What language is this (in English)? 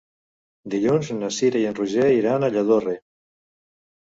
Catalan